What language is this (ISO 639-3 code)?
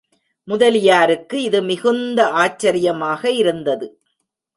tam